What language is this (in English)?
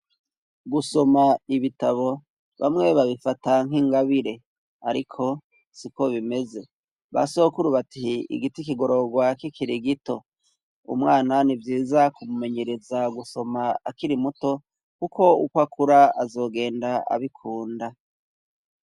Rundi